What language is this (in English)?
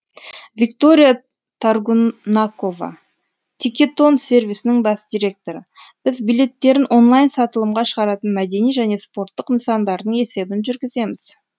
Kazakh